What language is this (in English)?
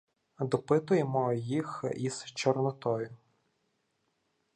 Ukrainian